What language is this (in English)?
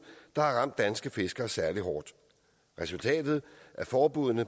Danish